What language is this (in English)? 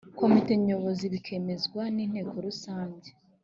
Kinyarwanda